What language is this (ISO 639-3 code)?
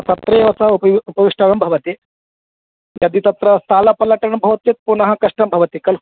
san